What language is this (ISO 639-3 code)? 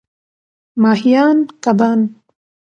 pus